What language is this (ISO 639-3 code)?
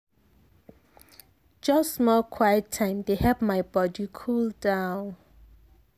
pcm